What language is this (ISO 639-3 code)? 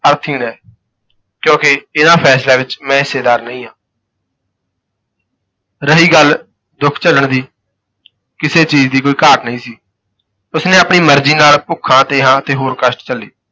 pan